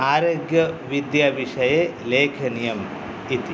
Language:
Sanskrit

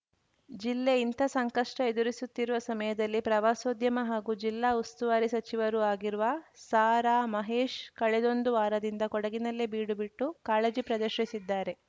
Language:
Kannada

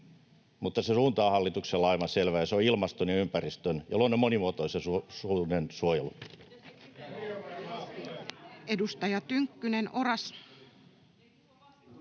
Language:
Finnish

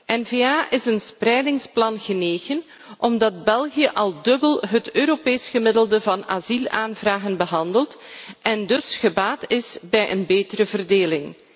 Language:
Dutch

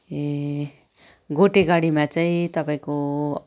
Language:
Nepali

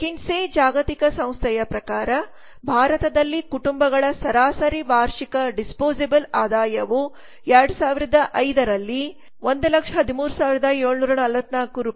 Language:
Kannada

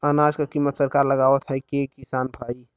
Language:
Bhojpuri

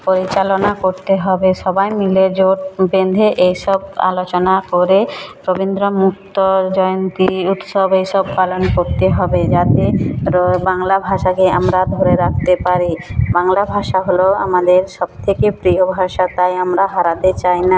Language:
Bangla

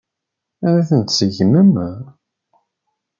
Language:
Kabyle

